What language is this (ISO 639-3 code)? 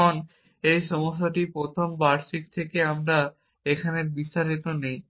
ben